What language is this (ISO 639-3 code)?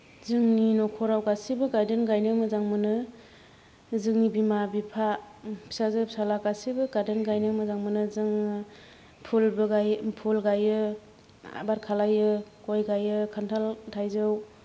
brx